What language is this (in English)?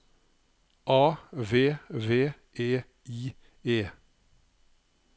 Norwegian